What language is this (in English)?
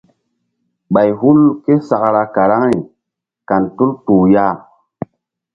Mbum